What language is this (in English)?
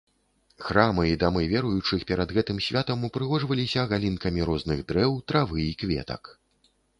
Belarusian